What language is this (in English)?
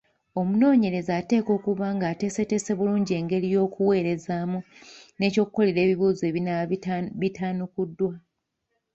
Ganda